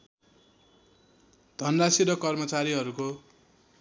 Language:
Nepali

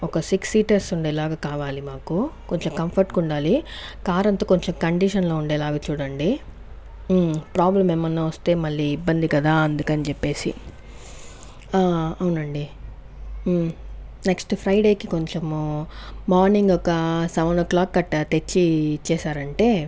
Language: Telugu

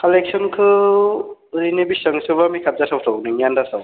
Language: Bodo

